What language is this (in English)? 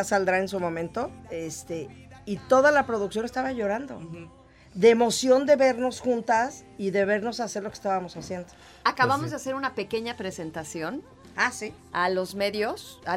Spanish